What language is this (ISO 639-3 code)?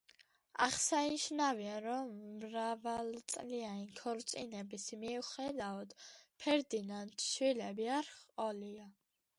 kat